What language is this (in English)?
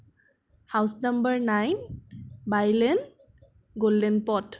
Assamese